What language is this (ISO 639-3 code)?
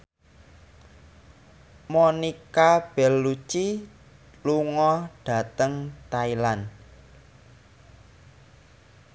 jav